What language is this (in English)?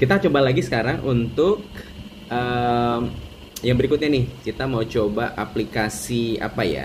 Indonesian